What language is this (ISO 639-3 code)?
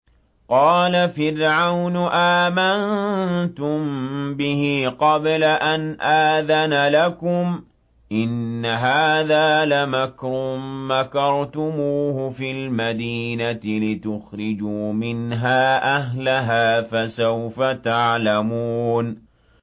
ara